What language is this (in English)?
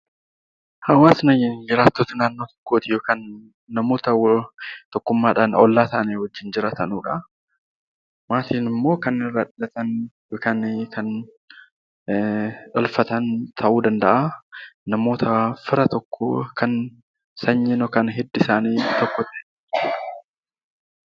Oromo